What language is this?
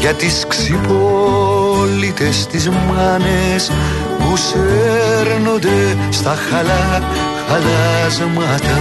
Greek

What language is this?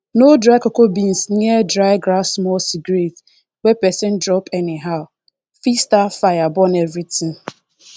Nigerian Pidgin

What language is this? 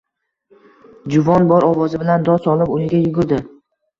Uzbek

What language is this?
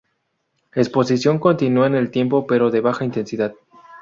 Spanish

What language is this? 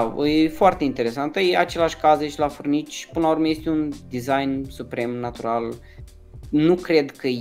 Romanian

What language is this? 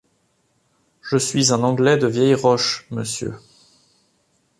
French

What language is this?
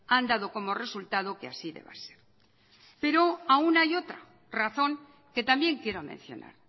Spanish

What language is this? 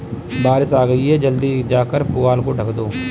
Hindi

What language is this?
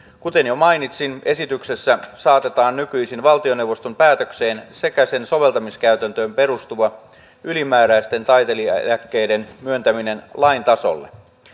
Finnish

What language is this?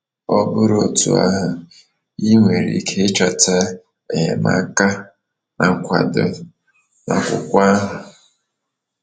Igbo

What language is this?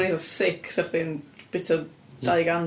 Welsh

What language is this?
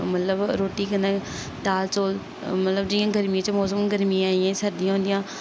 Dogri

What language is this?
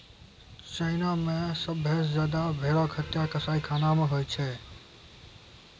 Maithili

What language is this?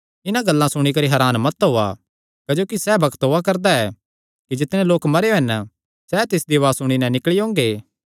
Kangri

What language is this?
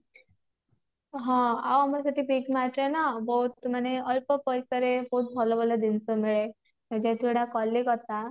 Odia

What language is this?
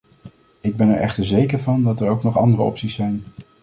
Dutch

